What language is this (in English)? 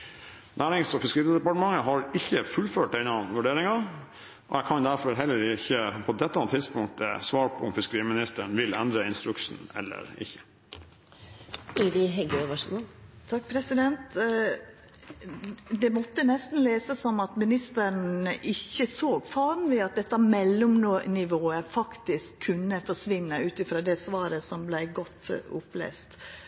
Norwegian